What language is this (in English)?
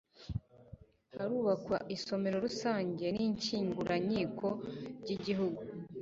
Kinyarwanda